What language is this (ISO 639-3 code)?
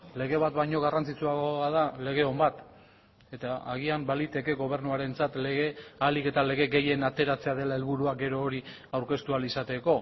eus